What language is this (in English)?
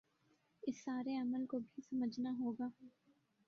Urdu